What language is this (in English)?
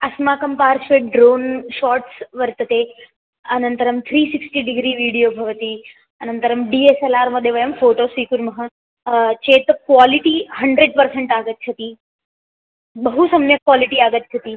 Sanskrit